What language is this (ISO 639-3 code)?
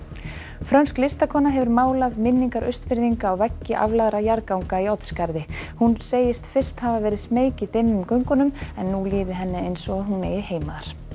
isl